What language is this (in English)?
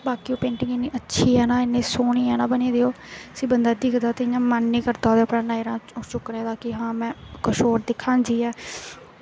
Dogri